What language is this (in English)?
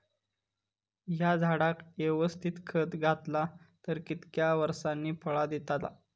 Marathi